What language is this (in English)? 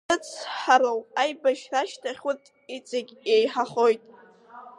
Abkhazian